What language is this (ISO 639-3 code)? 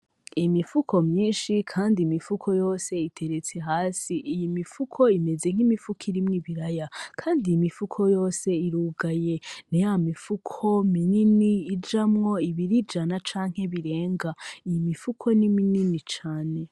run